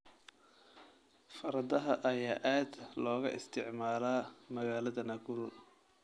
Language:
Somali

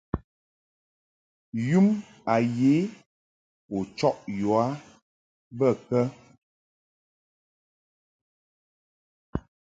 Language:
Mungaka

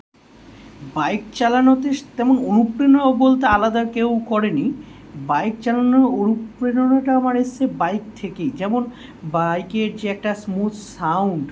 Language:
Bangla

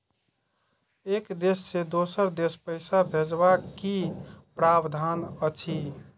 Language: Maithili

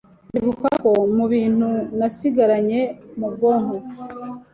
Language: Kinyarwanda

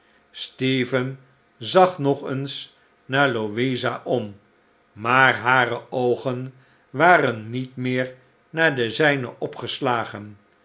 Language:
Dutch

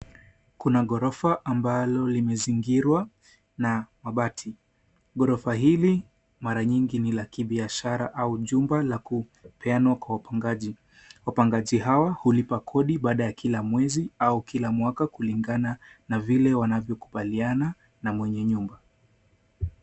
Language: Swahili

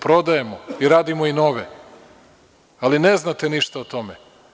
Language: Serbian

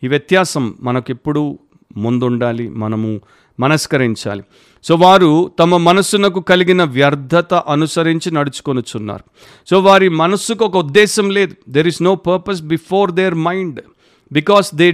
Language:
Telugu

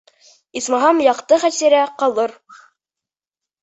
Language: Bashkir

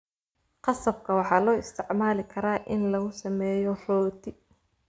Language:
Somali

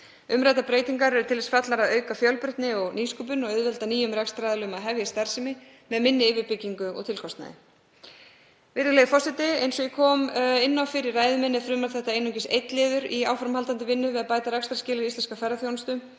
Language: Icelandic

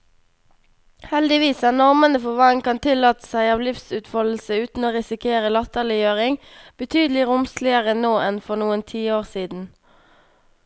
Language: Norwegian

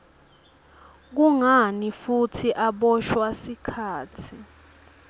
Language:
Swati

